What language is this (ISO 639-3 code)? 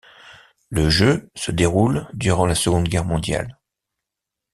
fra